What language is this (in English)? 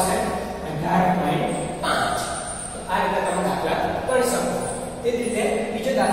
Indonesian